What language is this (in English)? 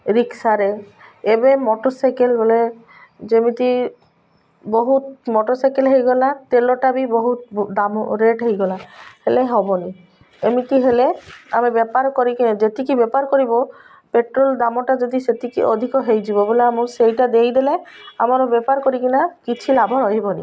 Odia